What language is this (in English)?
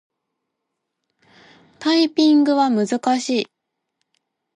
Japanese